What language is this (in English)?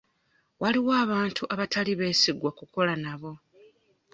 Ganda